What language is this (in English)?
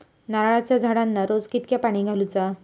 Marathi